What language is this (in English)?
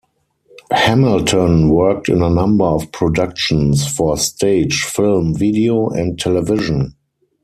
English